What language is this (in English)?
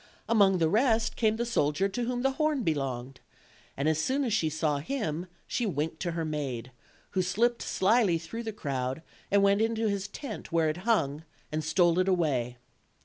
English